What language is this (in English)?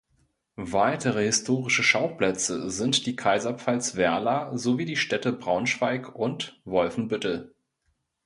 German